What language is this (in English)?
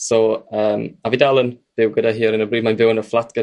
Welsh